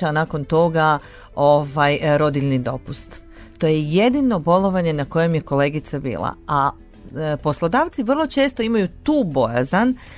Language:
Croatian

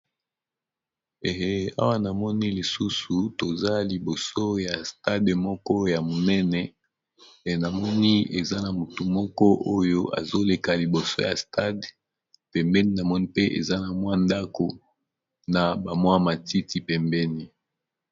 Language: Lingala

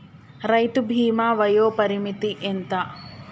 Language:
Telugu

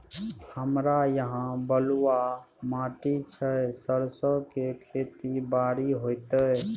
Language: Maithili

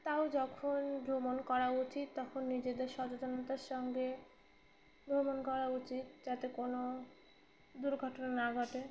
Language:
Bangla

